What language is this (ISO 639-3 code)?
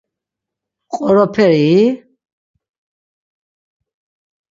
lzz